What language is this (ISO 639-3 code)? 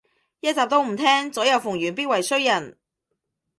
yue